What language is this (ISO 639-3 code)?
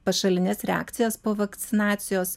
lit